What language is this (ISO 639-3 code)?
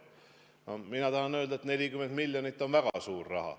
est